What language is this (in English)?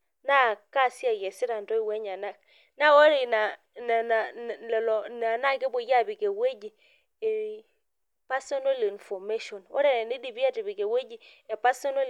Masai